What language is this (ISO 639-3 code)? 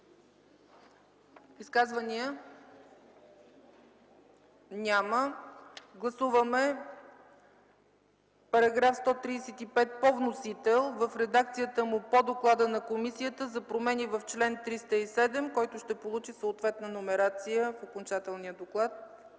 bul